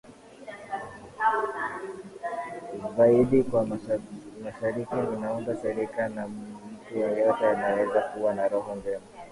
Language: Swahili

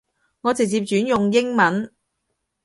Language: Cantonese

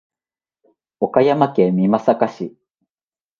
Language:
Japanese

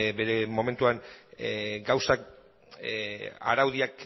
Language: Basque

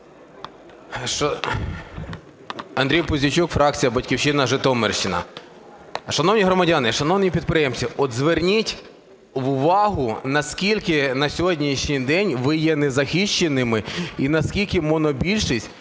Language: Ukrainian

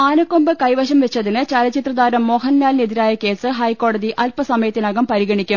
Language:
Malayalam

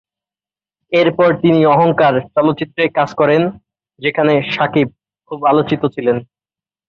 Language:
Bangla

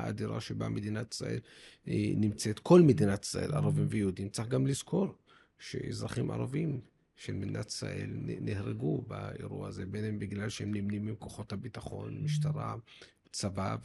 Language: Hebrew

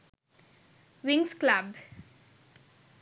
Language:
Sinhala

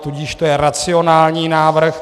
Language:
Czech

